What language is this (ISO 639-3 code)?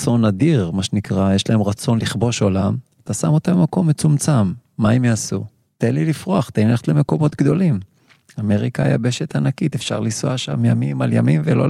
heb